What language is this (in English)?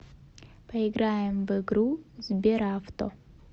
Russian